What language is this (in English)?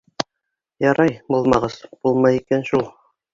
Bashkir